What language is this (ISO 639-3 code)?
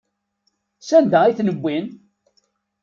kab